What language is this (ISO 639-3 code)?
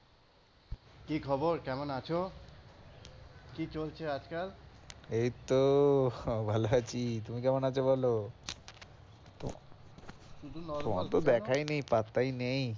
ben